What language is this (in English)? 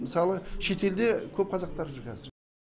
Kazakh